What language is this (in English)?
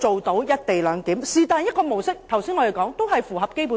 Cantonese